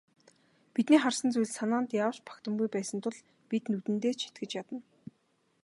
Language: Mongolian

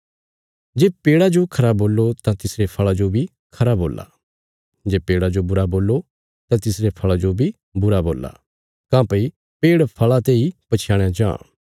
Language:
Bilaspuri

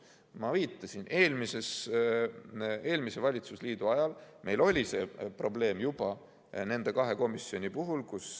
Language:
Estonian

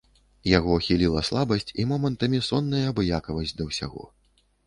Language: Belarusian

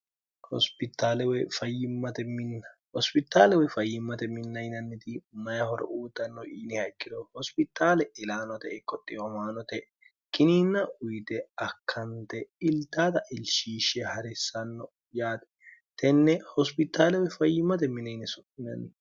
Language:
Sidamo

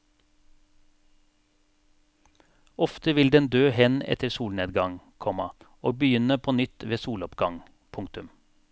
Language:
Norwegian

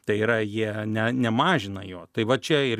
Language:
Lithuanian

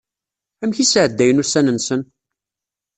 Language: Kabyle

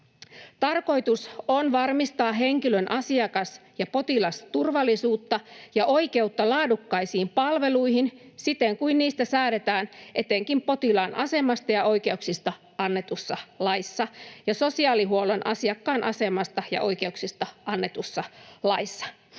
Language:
Finnish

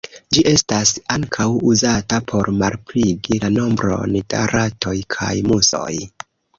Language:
Esperanto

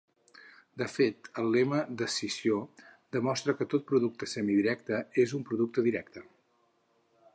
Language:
Catalan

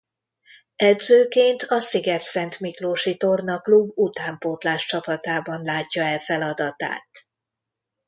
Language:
Hungarian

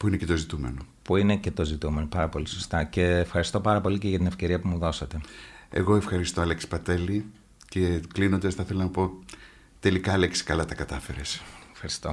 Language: Greek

